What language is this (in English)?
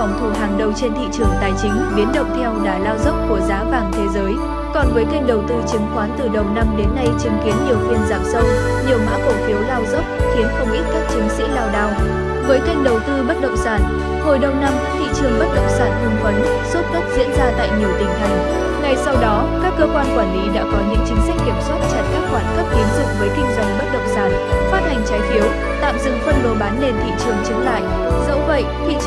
Vietnamese